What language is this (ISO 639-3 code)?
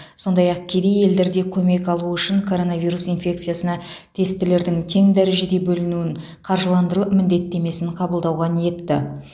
kaz